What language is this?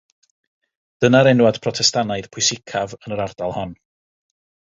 Welsh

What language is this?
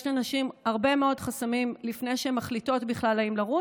Hebrew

